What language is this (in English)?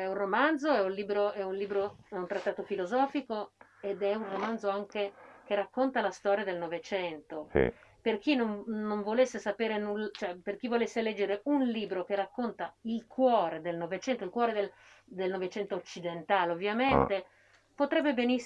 Italian